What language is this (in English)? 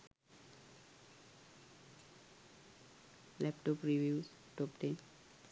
Sinhala